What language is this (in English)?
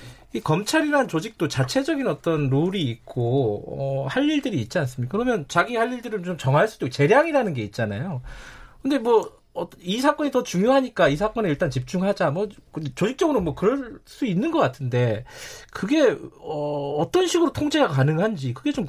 Korean